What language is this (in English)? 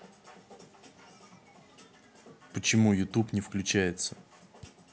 Russian